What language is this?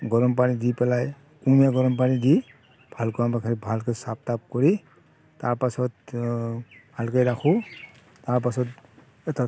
Assamese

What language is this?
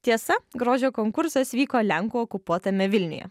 Lithuanian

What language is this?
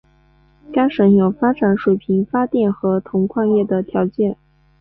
Chinese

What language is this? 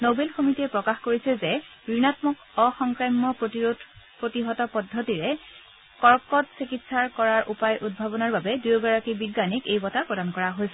Assamese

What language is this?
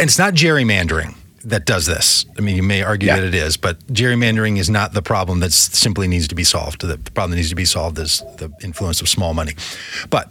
English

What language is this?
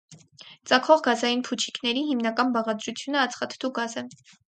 Armenian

